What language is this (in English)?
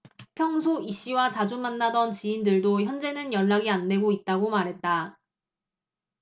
Korean